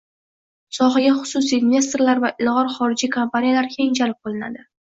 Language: Uzbek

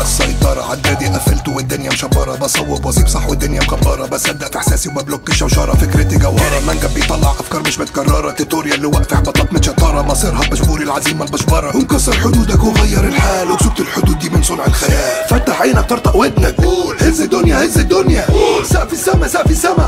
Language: Arabic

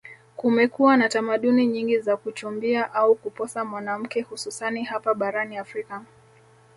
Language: Swahili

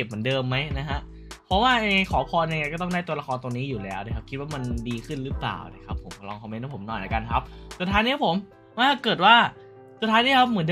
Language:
Thai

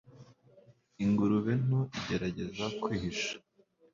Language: Kinyarwanda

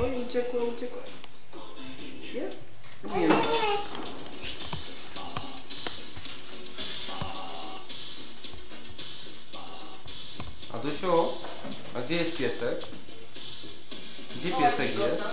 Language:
Polish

